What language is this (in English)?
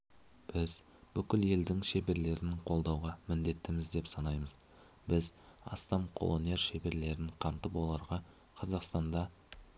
Kazakh